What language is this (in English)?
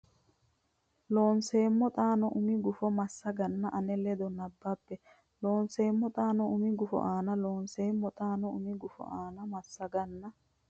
Sidamo